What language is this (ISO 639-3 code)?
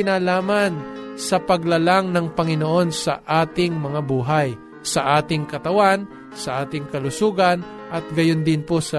fil